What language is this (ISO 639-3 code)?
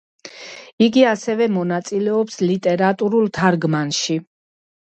kat